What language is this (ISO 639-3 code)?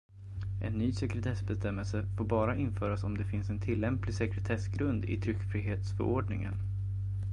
swe